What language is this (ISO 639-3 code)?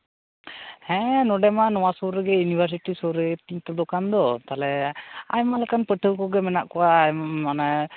sat